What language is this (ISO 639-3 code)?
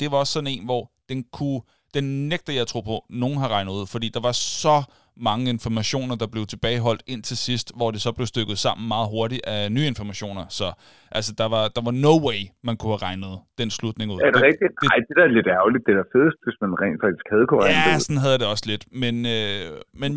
dan